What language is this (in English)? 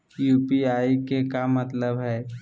Magahi